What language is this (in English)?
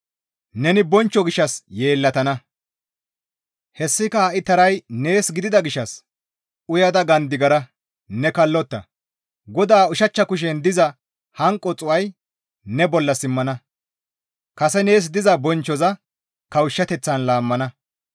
Gamo